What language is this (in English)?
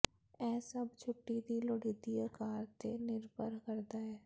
Punjabi